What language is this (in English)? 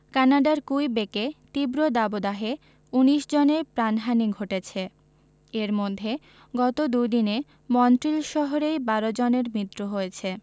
Bangla